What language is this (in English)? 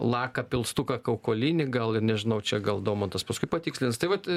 Lithuanian